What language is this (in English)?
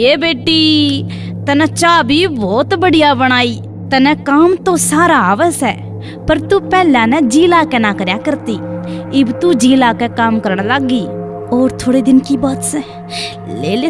Hindi